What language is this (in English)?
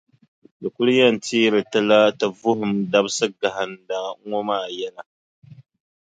Dagbani